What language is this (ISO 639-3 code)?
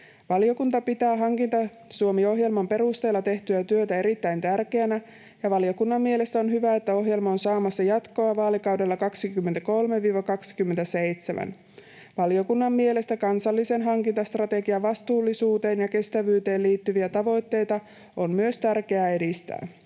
fin